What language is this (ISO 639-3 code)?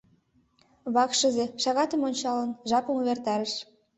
chm